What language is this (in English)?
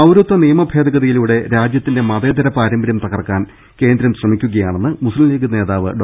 Malayalam